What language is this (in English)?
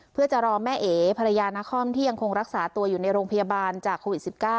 Thai